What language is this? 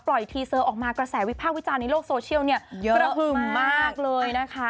Thai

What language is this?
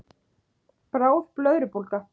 Icelandic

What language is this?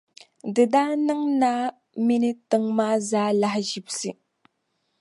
Dagbani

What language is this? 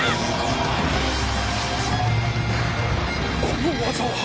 Japanese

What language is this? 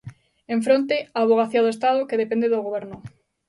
Galician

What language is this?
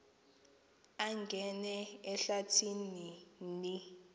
Xhosa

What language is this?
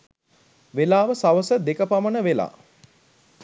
Sinhala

